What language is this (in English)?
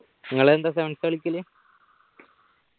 Malayalam